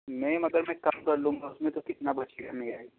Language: Urdu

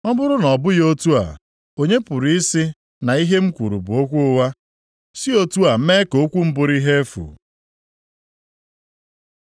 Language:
Igbo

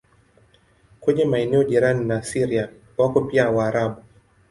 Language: Swahili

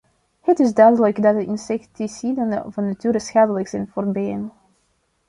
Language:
Dutch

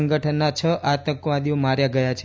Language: Gujarati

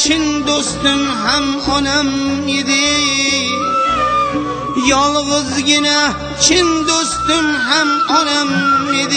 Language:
Arabic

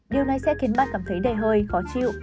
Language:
Vietnamese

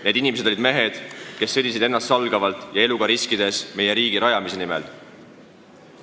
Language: Estonian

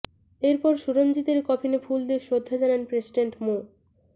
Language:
Bangla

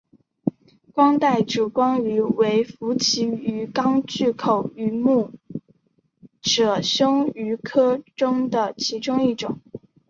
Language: Chinese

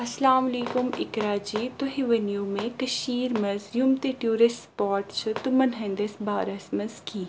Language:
Kashmiri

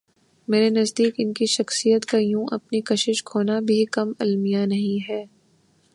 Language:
Urdu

